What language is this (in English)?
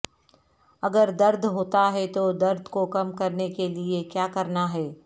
Urdu